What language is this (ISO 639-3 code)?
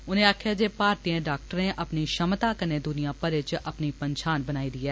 doi